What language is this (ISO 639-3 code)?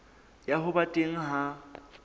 sot